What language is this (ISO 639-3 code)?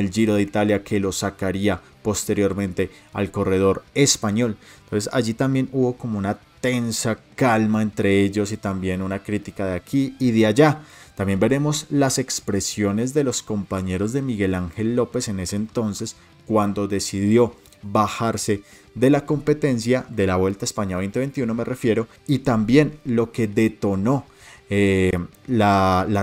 spa